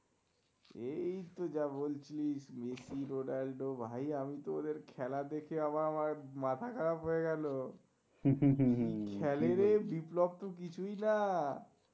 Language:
Bangla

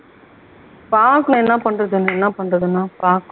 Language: Tamil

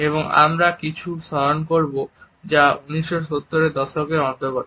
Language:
Bangla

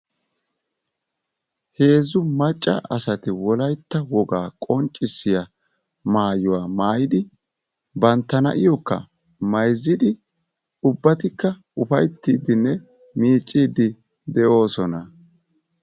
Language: Wolaytta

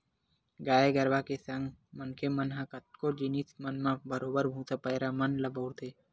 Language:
Chhattisgarhi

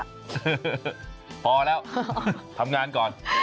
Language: Thai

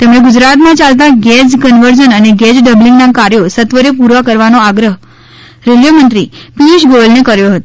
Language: Gujarati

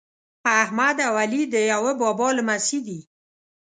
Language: Pashto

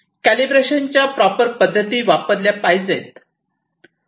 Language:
Marathi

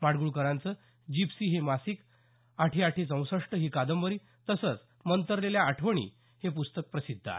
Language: Marathi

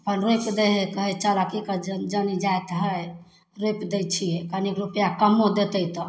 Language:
Maithili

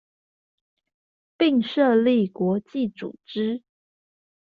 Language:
Chinese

